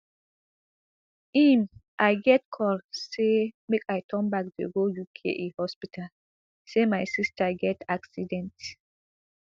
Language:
Nigerian Pidgin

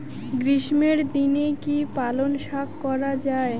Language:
Bangla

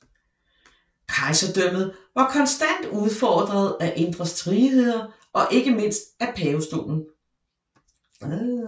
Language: Danish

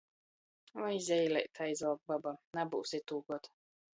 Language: Latgalian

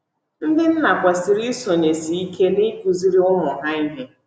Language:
Igbo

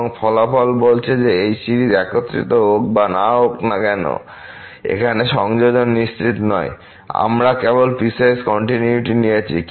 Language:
Bangla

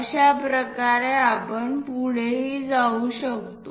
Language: Marathi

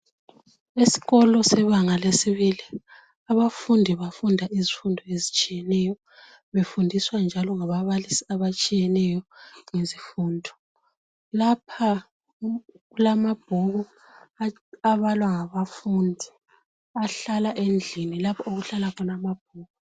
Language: North Ndebele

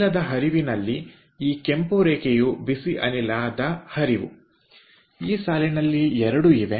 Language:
Kannada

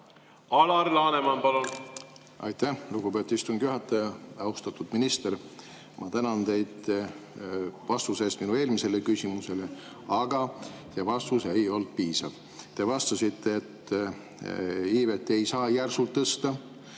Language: Estonian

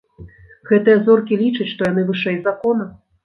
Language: Belarusian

